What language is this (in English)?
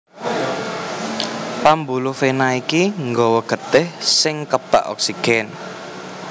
Javanese